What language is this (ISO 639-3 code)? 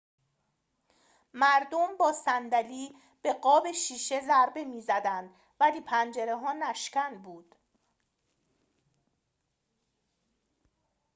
fas